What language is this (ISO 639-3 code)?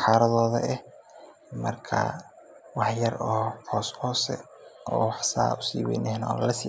som